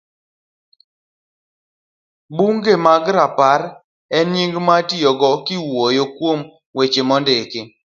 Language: Luo (Kenya and Tanzania)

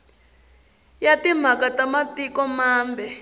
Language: Tsonga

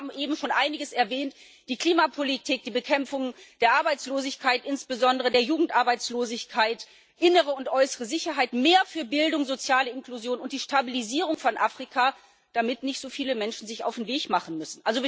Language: German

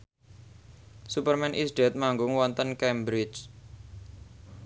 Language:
Javanese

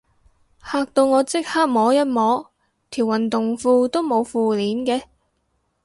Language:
Cantonese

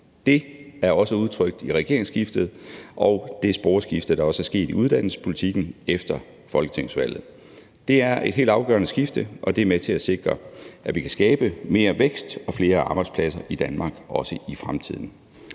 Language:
Danish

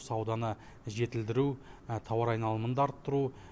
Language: Kazakh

